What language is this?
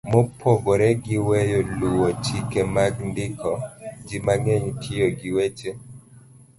Luo (Kenya and Tanzania)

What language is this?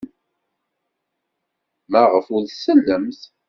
Kabyle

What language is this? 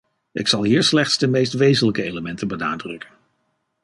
Dutch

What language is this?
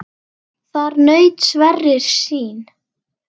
Icelandic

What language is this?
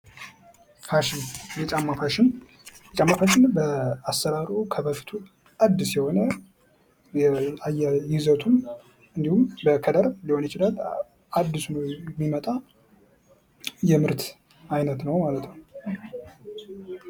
Amharic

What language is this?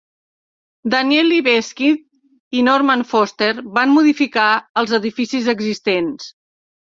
Catalan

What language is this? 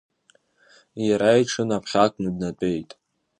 Abkhazian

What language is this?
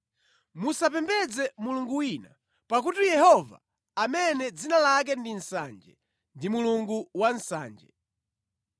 Nyanja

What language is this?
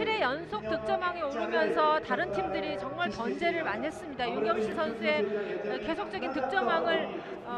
Korean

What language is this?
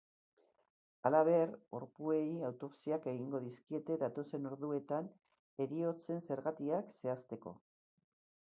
Basque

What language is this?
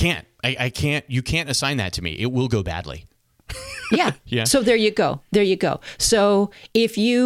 English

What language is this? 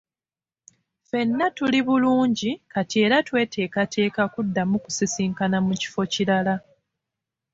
Ganda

